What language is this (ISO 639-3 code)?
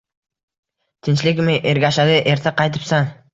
uzb